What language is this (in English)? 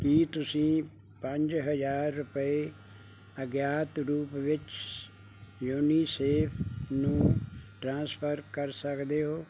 Punjabi